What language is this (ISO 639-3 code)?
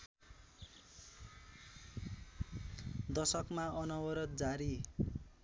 nep